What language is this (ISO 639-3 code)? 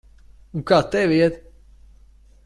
lav